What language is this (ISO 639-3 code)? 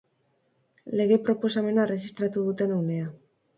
eus